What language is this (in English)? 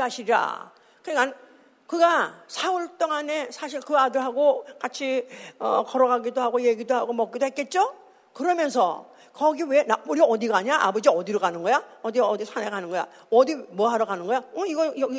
Korean